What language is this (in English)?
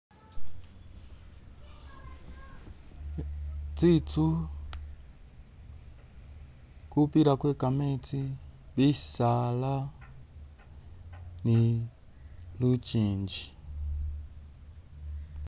Masaaba